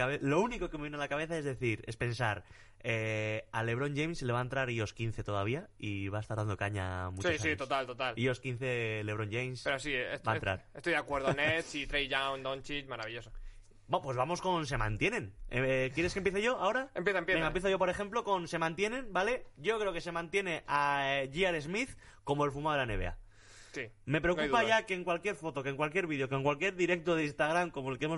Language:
Spanish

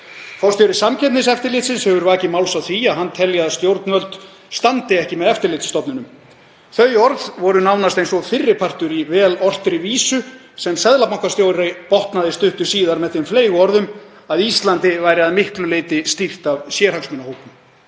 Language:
Icelandic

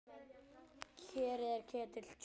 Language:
Icelandic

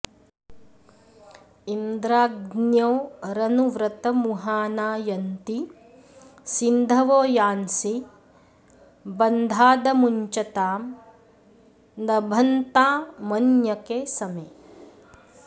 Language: Sanskrit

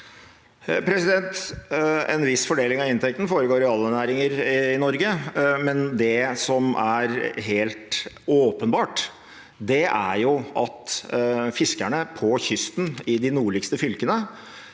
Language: Norwegian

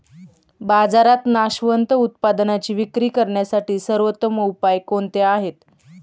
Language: Marathi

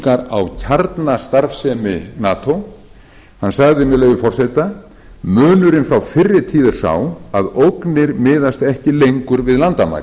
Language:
Icelandic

